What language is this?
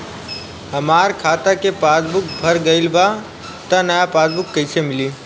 Bhojpuri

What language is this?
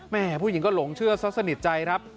Thai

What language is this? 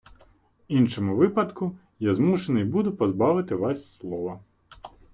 Ukrainian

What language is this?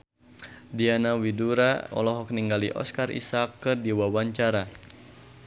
Sundanese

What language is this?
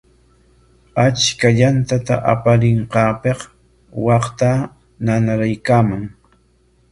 Corongo Ancash Quechua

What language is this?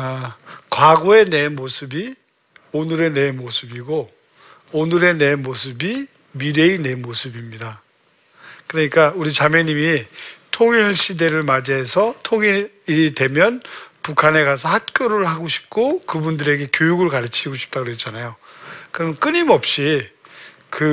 Korean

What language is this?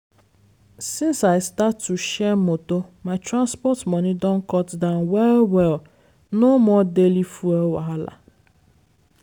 Nigerian Pidgin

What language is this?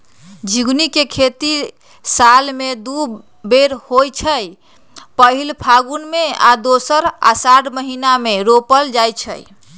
Magahi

